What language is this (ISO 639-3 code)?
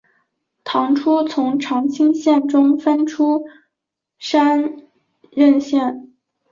zho